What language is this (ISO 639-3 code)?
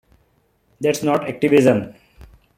eng